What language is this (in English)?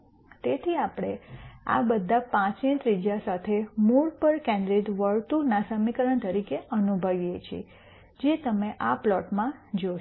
Gujarati